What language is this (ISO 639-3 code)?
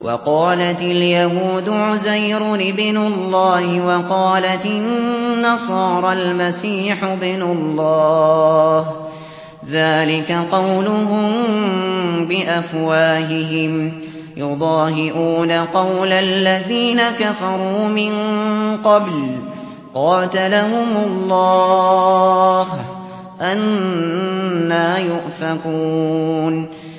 ara